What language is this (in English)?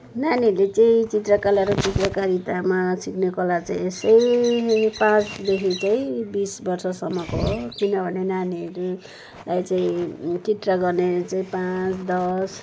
Nepali